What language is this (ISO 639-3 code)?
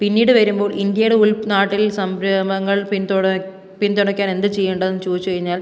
mal